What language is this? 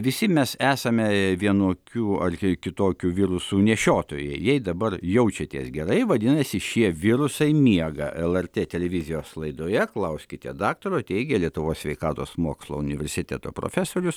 Lithuanian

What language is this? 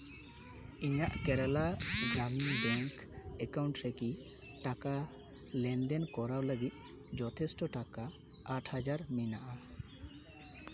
Santali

